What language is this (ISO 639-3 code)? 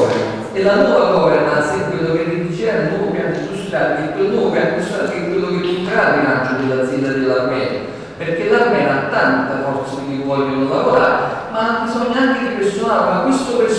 ita